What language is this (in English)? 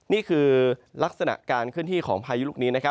Thai